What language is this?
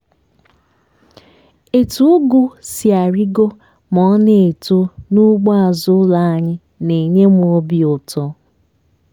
Igbo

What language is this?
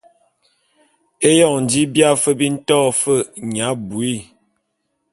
Bulu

